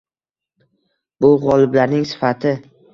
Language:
Uzbek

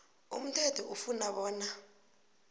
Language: South Ndebele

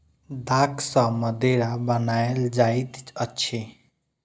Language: Maithili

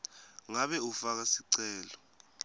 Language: Swati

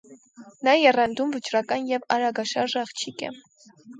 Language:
Armenian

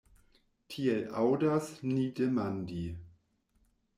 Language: Esperanto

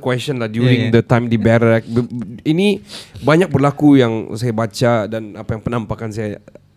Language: Malay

